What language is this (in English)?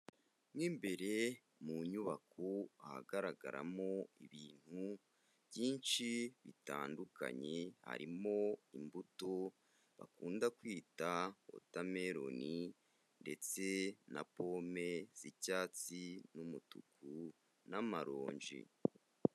Kinyarwanda